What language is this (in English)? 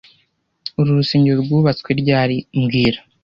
Kinyarwanda